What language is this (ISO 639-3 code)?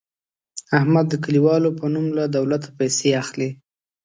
pus